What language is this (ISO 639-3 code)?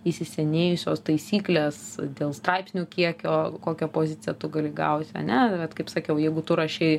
lit